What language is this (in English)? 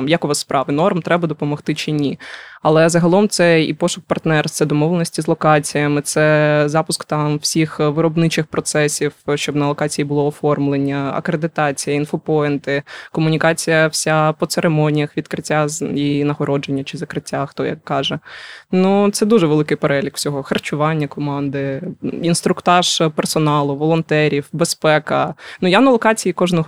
Ukrainian